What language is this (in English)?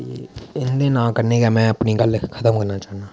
Dogri